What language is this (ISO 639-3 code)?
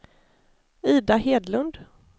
swe